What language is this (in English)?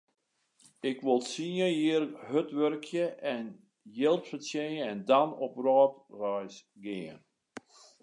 Western Frisian